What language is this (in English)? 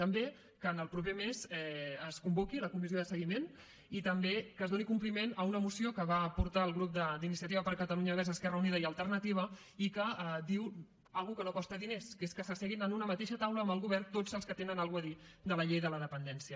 Catalan